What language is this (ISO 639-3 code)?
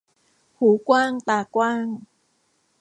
tha